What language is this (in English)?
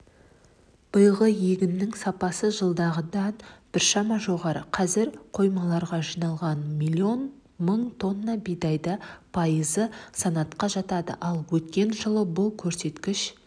Kazakh